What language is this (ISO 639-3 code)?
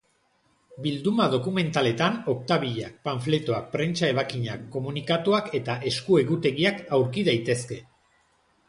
eus